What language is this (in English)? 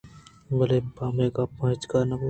Eastern Balochi